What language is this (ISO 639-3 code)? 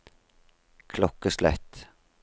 nor